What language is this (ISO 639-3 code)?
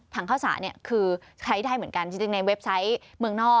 tha